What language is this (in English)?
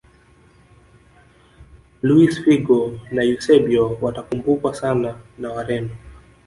Swahili